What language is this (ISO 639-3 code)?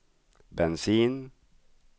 swe